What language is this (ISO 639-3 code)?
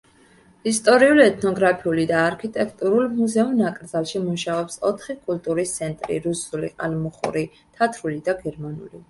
kat